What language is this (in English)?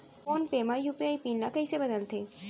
Chhattisgarhi